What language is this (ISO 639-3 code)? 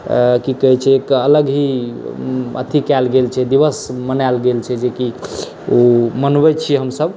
mai